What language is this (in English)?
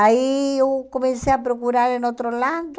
Portuguese